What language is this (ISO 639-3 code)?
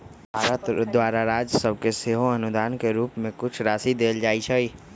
mag